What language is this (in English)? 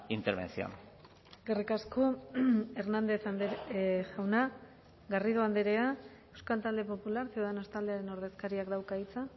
Basque